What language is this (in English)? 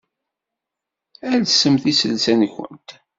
Kabyle